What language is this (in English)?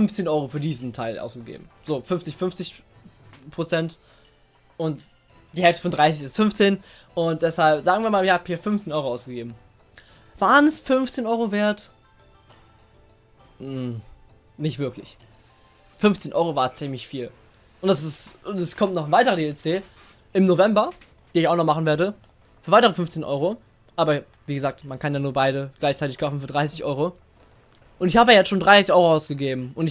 German